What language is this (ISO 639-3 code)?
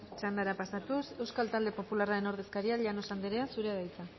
eus